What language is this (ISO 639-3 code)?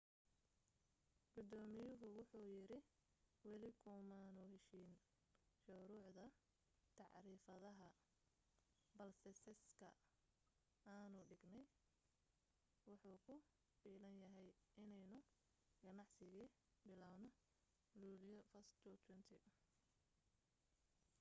som